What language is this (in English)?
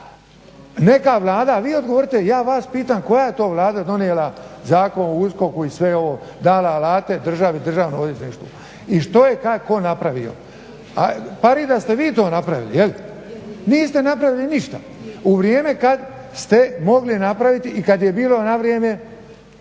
Croatian